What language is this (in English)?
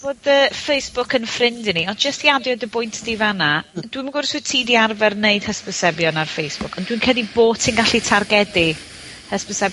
Welsh